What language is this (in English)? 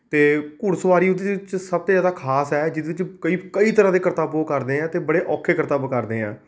Punjabi